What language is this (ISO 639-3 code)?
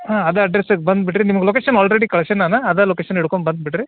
kan